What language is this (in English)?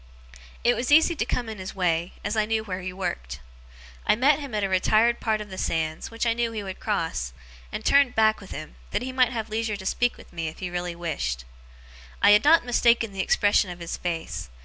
English